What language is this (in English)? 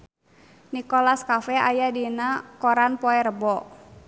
Sundanese